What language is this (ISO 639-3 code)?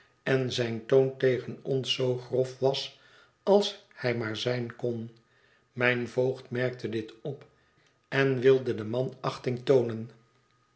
nld